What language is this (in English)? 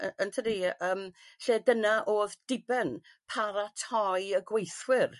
Welsh